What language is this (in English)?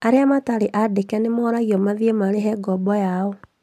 Kikuyu